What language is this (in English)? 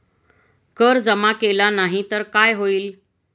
Marathi